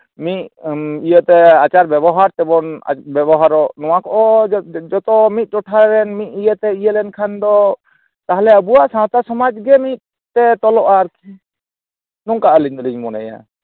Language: Santali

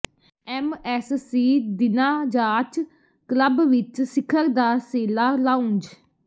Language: Punjabi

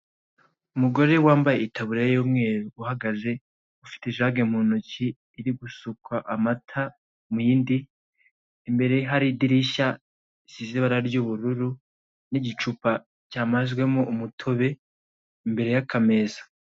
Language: Kinyarwanda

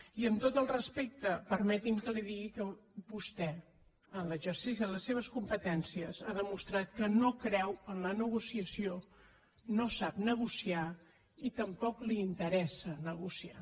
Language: Catalan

